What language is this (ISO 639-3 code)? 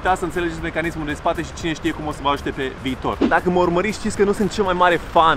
ron